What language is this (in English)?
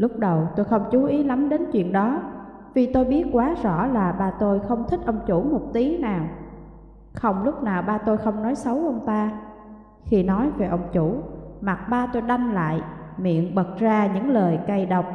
Vietnamese